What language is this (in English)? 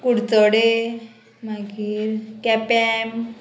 Konkani